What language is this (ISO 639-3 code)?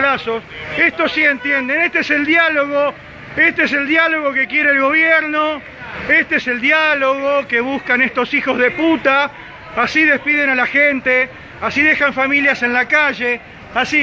spa